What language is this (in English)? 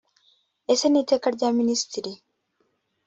Kinyarwanda